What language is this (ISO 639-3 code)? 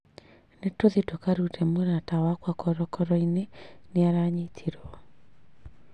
kik